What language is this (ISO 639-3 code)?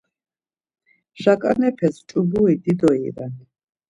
lzz